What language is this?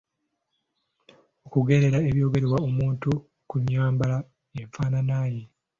Ganda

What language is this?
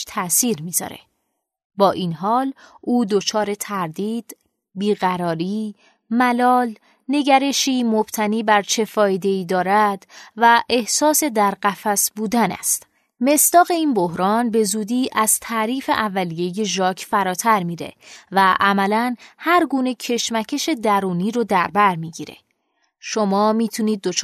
Persian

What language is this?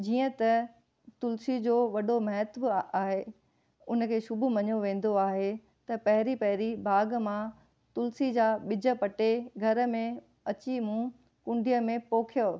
Sindhi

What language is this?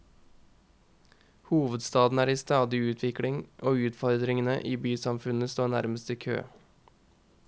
Norwegian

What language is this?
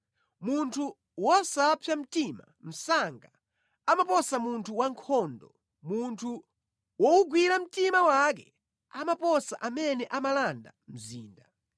Nyanja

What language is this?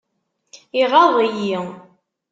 Kabyle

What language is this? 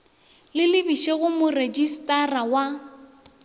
Northern Sotho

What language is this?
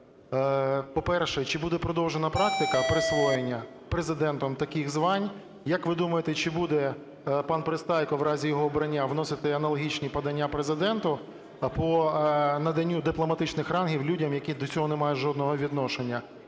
Ukrainian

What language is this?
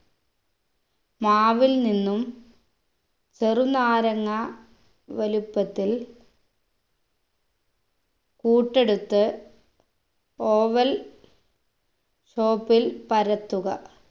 Malayalam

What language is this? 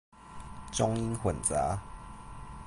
Chinese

